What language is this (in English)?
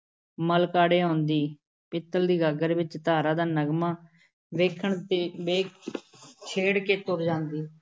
Punjabi